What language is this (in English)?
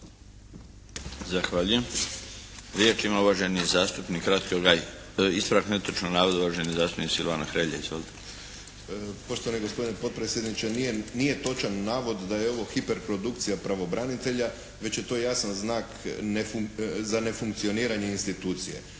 Croatian